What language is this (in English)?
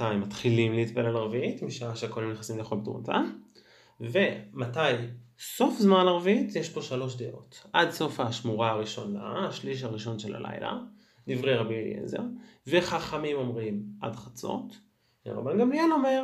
Hebrew